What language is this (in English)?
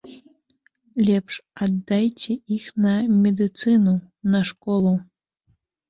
Belarusian